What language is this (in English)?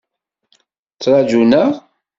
Kabyle